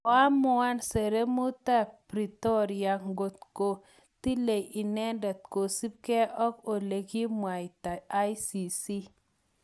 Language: Kalenjin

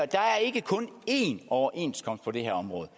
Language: Danish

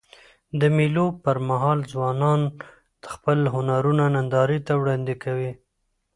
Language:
Pashto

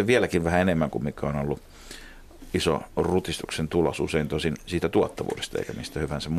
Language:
Finnish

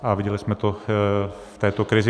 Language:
Czech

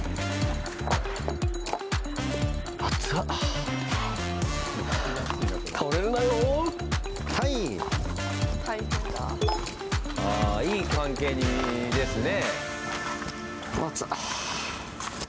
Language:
Japanese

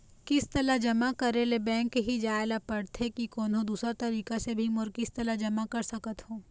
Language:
Chhattisgarhi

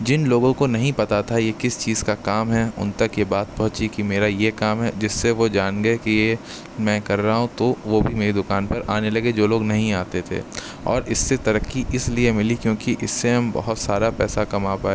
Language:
Urdu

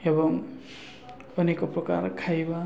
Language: Odia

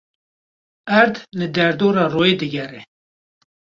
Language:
Kurdish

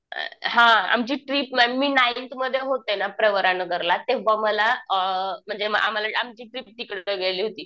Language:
Marathi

